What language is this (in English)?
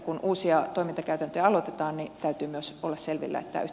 Finnish